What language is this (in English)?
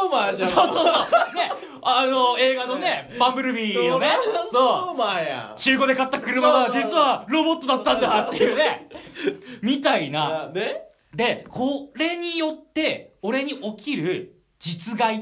Japanese